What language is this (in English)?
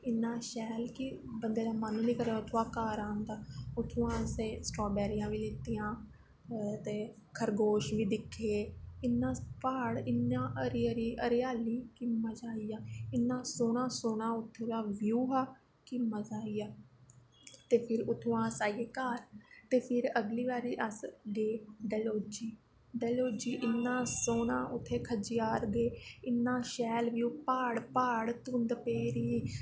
Dogri